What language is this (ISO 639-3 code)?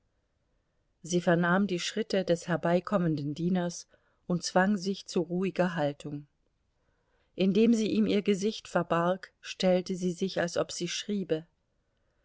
deu